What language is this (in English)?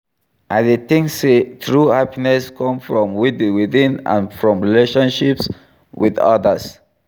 Nigerian Pidgin